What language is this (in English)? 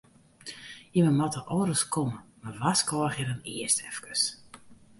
Western Frisian